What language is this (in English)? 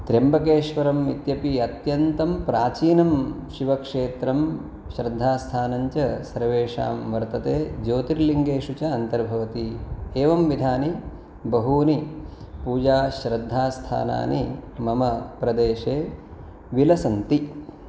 Sanskrit